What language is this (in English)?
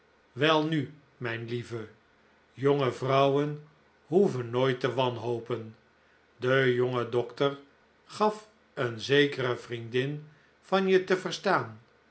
Dutch